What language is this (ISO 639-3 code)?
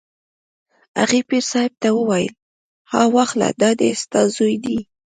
pus